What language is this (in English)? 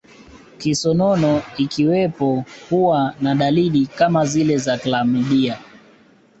Swahili